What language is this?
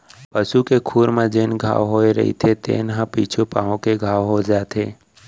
Chhattisgarhi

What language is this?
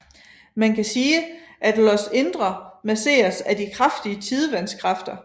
Danish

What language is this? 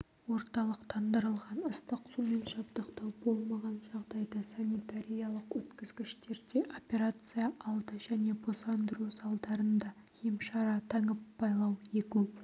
Kazakh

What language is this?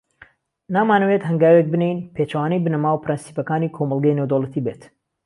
Central Kurdish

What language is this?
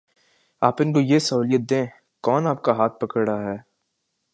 Urdu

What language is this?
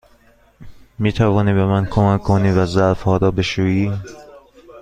Persian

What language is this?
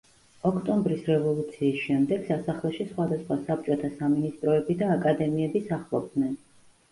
Georgian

